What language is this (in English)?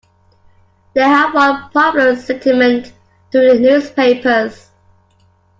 English